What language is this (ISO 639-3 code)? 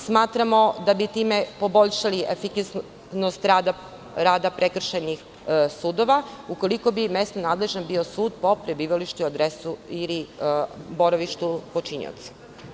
srp